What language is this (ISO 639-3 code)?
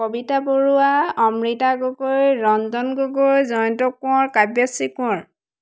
asm